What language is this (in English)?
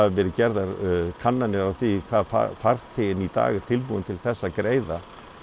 Icelandic